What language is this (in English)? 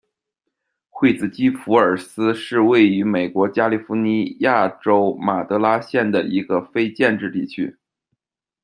Chinese